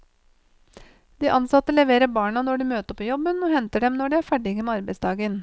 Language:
Norwegian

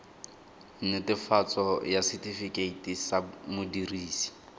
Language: Tswana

